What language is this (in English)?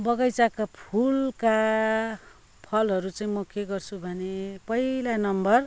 Nepali